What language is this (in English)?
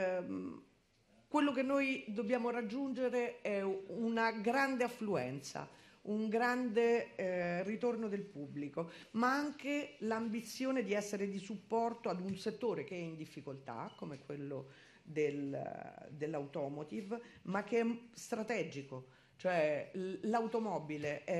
Italian